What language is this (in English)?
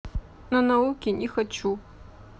Russian